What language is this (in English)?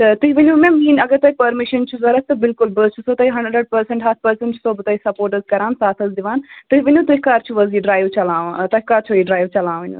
Kashmiri